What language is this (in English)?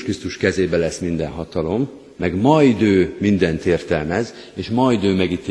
Hungarian